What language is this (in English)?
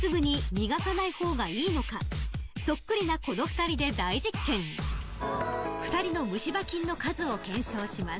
Japanese